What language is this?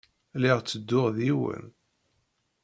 Kabyle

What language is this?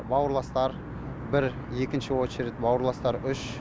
Kazakh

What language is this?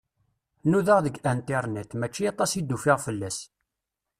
Kabyle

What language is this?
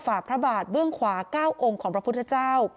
Thai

